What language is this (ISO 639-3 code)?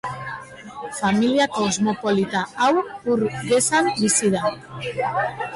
eus